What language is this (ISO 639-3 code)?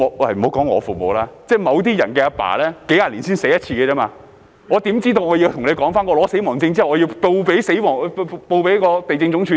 yue